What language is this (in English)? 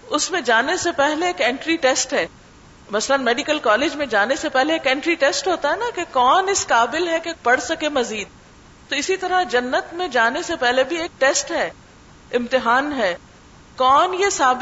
Urdu